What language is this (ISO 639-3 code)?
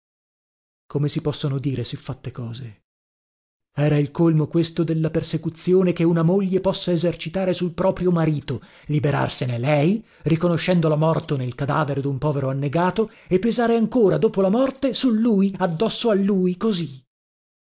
ita